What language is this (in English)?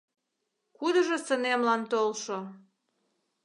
Mari